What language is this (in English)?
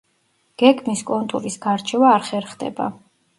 Georgian